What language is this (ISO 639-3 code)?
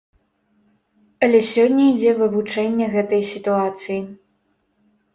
bel